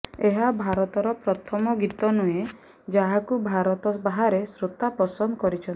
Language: Odia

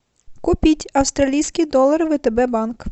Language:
Russian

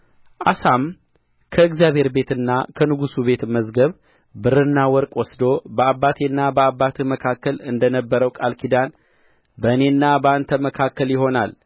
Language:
Amharic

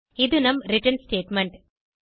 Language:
Tamil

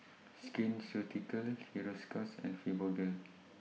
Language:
English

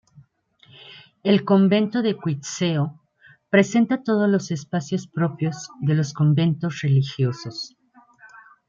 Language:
Spanish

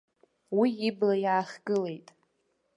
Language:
Abkhazian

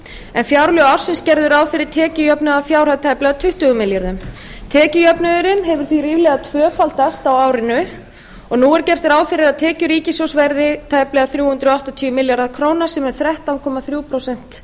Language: Icelandic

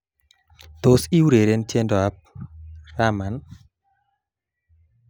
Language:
Kalenjin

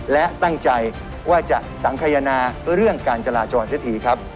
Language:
Thai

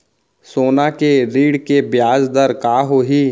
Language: Chhattisgarhi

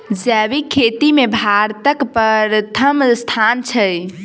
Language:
Maithili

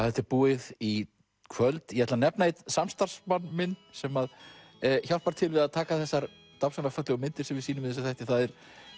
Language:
Icelandic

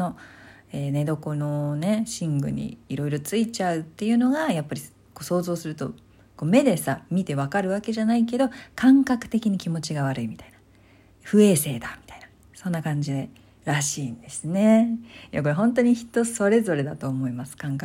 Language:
Japanese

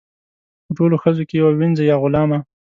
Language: Pashto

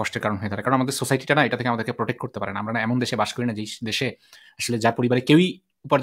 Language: English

